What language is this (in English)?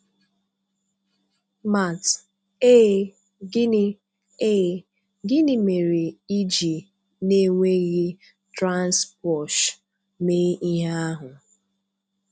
Igbo